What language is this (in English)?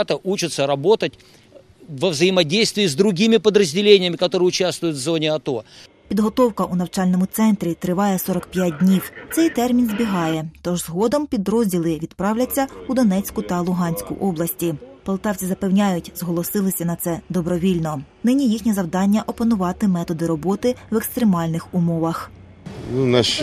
Ukrainian